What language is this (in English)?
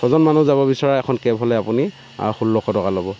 Assamese